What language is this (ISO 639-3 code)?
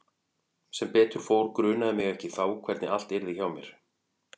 isl